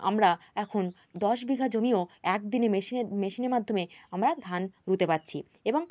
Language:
Bangla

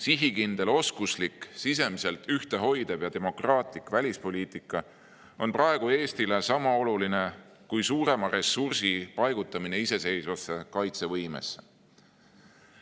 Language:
Estonian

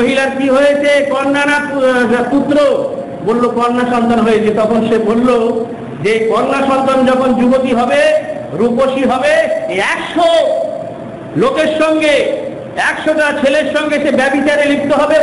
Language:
Indonesian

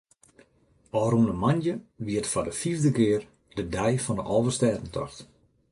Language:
Western Frisian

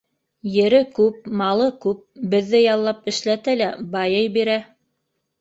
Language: Bashkir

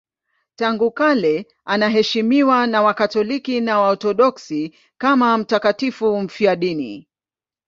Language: Swahili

